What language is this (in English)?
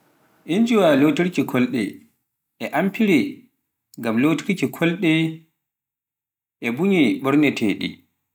Pular